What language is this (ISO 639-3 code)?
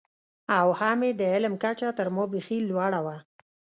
pus